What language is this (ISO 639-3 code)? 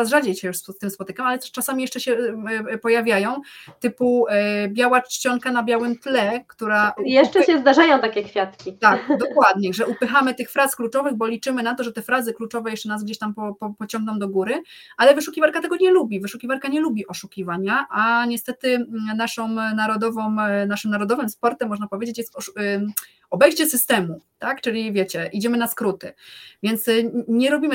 pol